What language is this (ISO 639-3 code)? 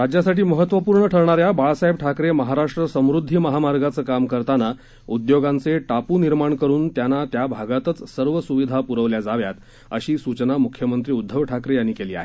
mar